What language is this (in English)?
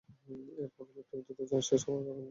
Bangla